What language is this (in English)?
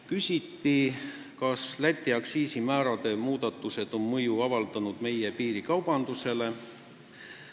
Estonian